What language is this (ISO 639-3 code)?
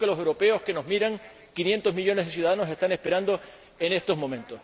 spa